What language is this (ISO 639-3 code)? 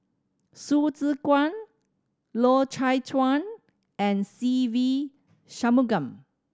eng